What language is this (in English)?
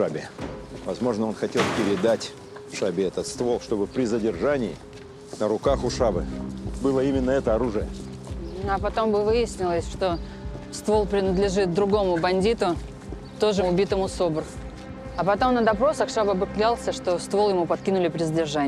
Russian